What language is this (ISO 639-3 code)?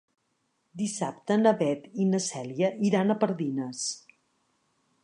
cat